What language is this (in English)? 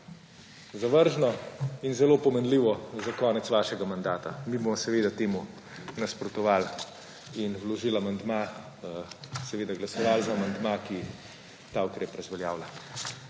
Slovenian